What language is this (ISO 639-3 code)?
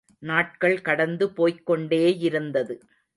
tam